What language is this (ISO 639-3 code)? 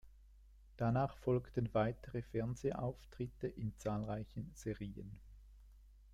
deu